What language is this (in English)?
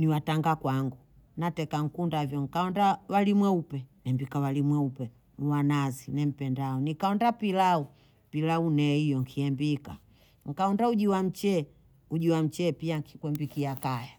Bondei